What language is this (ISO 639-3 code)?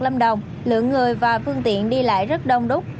vie